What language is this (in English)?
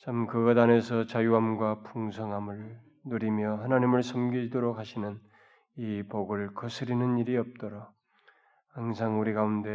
Korean